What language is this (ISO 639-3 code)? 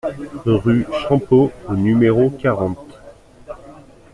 fra